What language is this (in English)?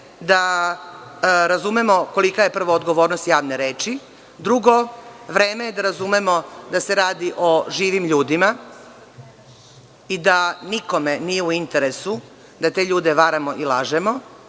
Serbian